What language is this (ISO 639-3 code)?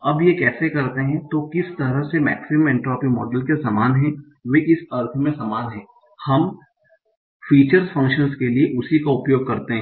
hin